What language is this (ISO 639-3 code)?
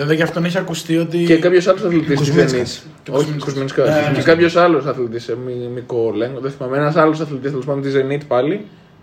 ell